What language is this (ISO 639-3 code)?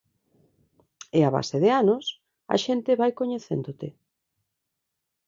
glg